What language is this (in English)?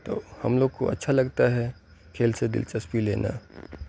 Urdu